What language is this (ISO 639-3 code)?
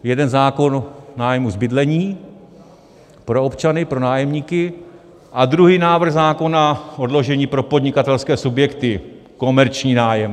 ces